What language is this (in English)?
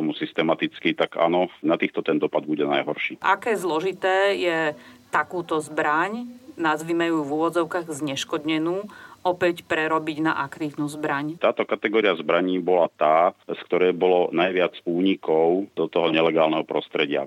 Slovak